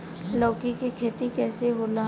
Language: Bhojpuri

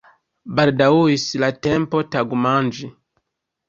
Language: Esperanto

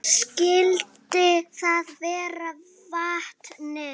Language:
Icelandic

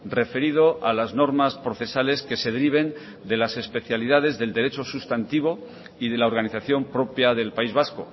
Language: Spanish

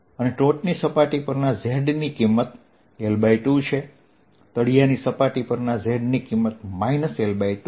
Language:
Gujarati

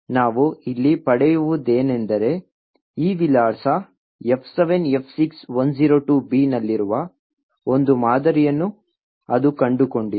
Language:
Kannada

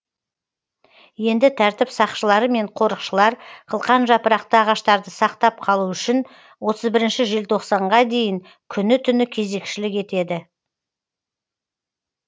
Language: Kazakh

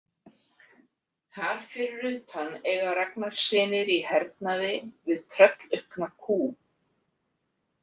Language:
Icelandic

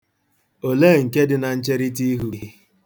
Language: Igbo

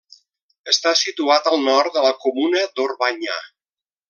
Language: Catalan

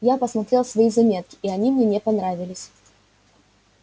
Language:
Russian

